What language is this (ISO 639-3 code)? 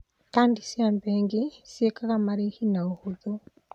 kik